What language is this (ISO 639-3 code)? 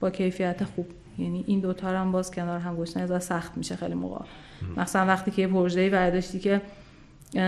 fas